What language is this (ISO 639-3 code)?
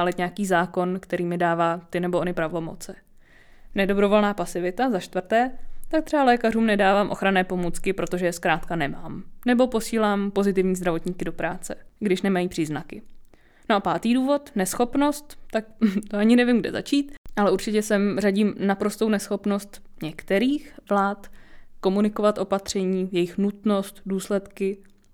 ces